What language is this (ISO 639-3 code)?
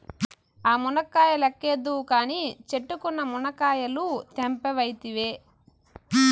tel